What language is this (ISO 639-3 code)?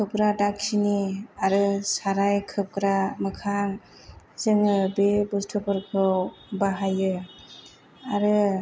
brx